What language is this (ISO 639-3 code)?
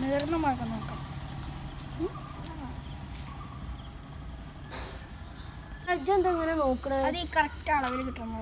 spa